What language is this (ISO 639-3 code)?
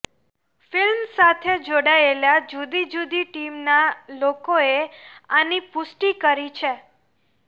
guj